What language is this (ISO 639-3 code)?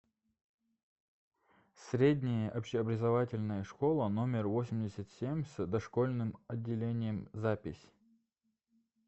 rus